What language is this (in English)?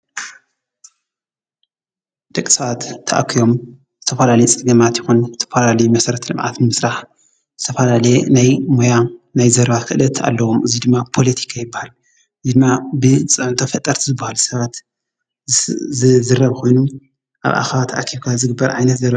Tigrinya